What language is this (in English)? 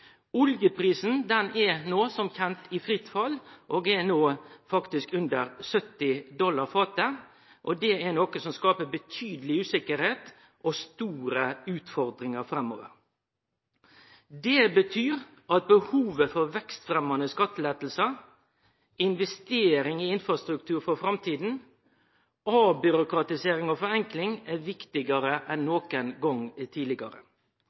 Norwegian Nynorsk